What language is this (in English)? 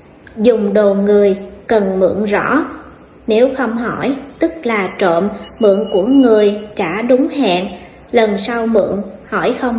Vietnamese